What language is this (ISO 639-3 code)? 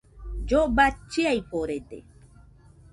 hux